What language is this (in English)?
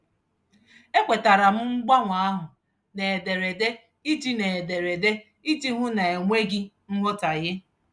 Igbo